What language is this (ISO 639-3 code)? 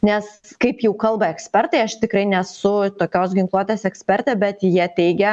lit